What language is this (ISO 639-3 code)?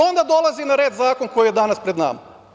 srp